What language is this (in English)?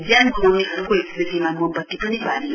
Nepali